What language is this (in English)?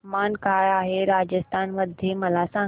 Marathi